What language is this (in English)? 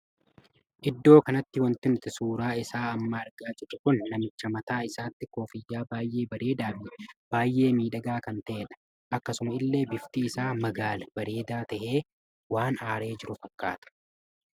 Oromo